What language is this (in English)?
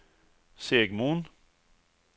Swedish